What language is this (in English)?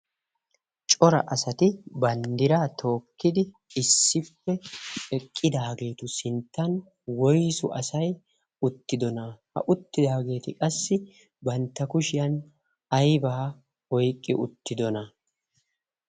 Wolaytta